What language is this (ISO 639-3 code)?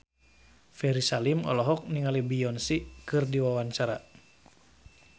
sun